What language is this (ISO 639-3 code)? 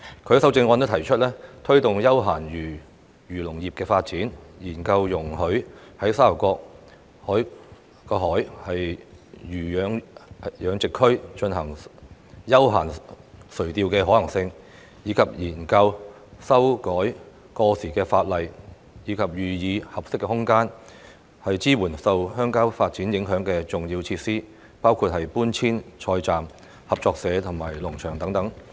yue